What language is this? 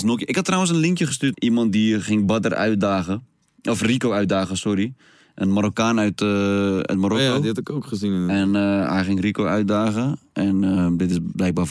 Dutch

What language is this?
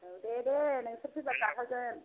Bodo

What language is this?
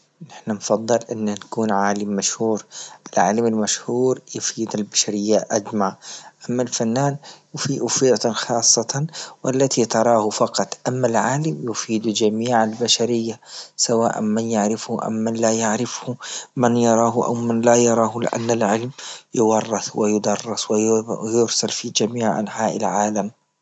Libyan Arabic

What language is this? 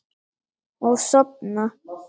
Icelandic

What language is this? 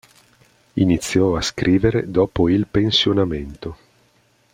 Italian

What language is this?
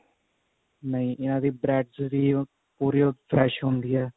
Punjabi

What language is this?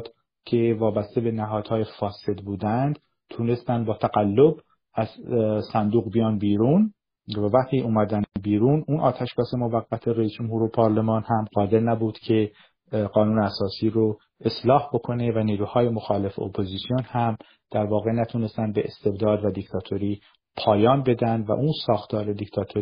Persian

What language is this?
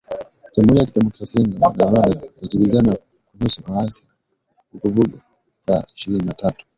Swahili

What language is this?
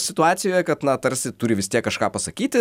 Lithuanian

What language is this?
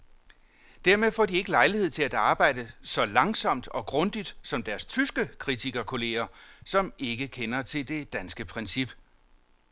Danish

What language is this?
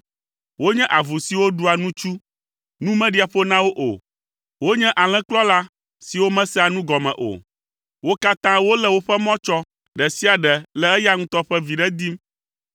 Ewe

